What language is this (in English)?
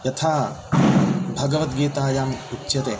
Sanskrit